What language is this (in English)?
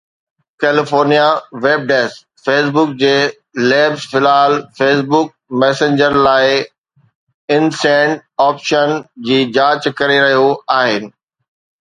Sindhi